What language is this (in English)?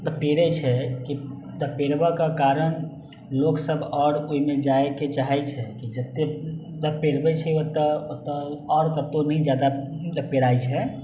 Maithili